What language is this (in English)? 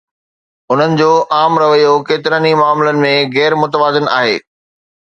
Sindhi